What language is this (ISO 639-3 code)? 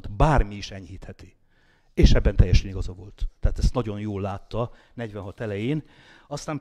hun